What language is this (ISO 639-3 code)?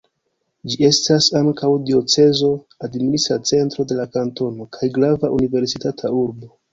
epo